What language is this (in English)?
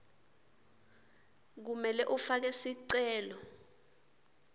Swati